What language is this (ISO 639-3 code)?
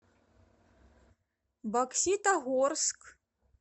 rus